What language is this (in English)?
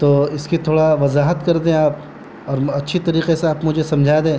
Urdu